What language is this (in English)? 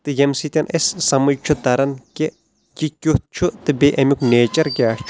Kashmiri